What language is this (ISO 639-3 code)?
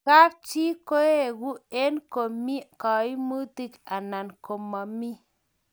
kln